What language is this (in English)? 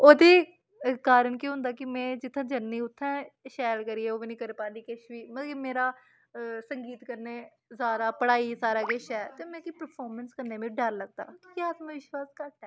Dogri